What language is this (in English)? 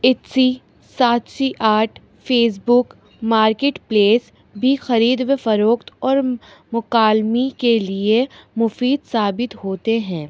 Urdu